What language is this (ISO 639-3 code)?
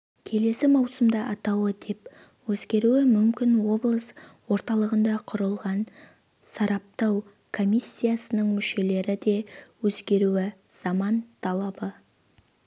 kaz